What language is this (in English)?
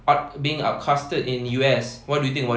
English